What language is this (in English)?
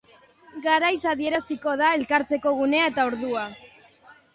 Basque